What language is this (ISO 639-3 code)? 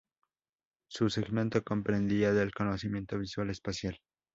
spa